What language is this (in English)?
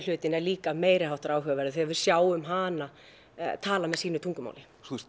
Icelandic